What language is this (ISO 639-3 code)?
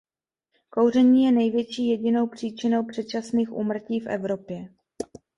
ces